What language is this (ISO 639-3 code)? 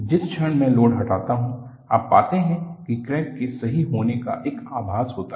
hin